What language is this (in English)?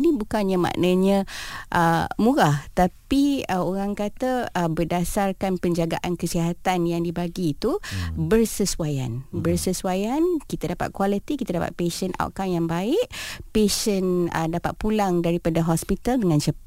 Malay